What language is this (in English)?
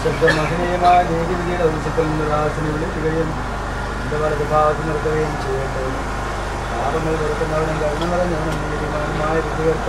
Malayalam